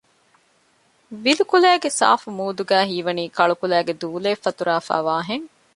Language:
Divehi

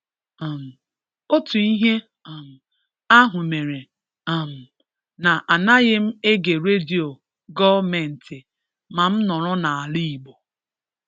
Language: Igbo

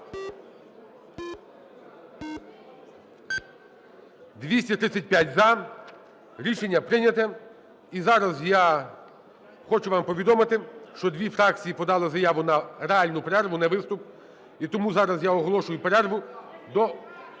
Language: Ukrainian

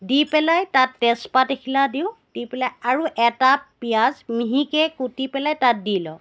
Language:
Assamese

